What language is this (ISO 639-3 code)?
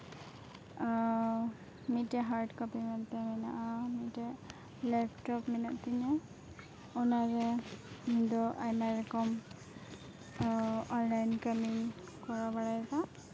sat